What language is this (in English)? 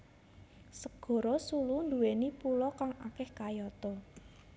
Javanese